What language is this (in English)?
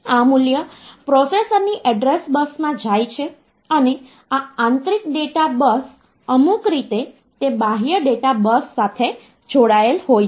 Gujarati